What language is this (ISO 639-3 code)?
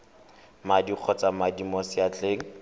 tsn